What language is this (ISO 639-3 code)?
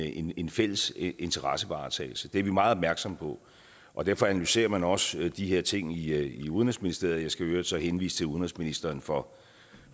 dan